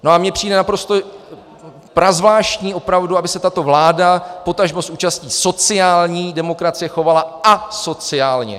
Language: Czech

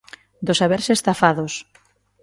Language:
Galician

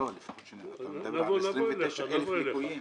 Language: Hebrew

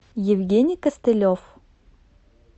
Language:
Russian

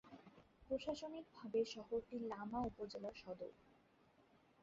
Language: Bangla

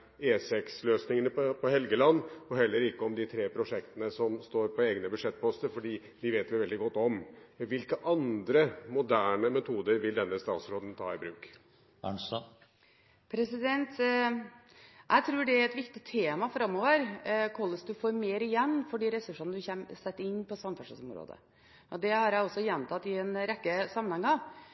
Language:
Norwegian Bokmål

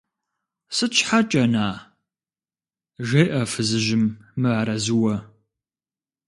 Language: Kabardian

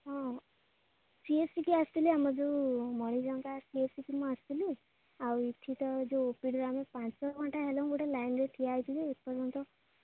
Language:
Odia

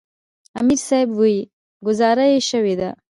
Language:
Pashto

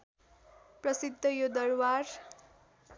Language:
Nepali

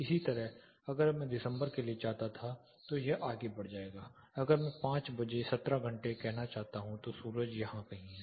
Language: Hindi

